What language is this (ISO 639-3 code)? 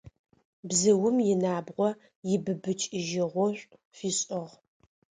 ady